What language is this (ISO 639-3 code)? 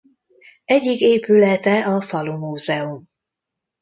hun